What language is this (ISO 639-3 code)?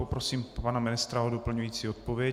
ces